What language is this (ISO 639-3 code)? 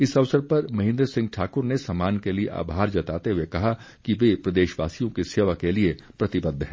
hin